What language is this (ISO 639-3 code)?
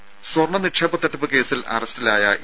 mal